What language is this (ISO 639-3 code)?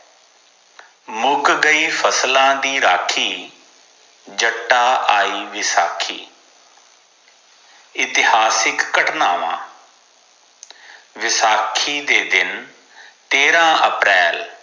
pan